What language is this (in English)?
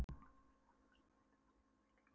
Icelandic